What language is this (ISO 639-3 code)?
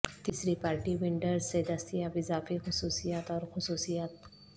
urd